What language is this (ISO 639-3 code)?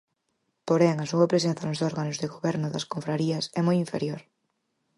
glg